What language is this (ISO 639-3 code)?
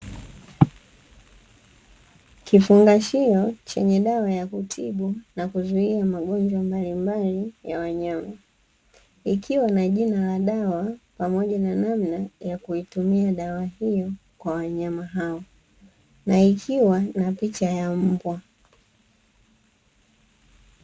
swa